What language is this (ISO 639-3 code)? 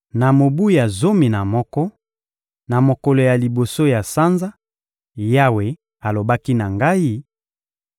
lin